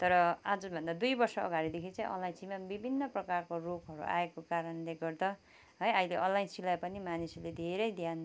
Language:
Nepali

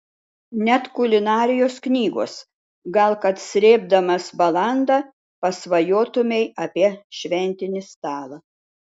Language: Lithuanian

